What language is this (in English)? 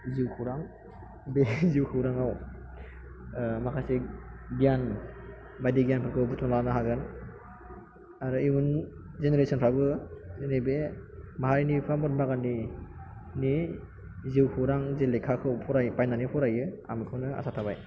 Bodo